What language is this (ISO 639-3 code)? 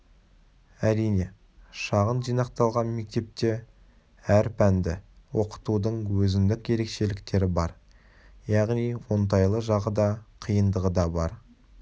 kaz